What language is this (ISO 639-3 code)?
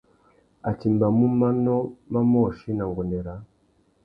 bag